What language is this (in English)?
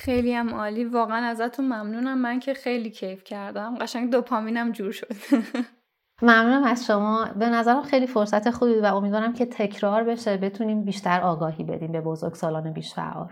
Persian